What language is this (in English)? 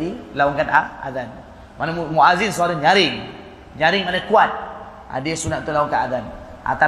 Malay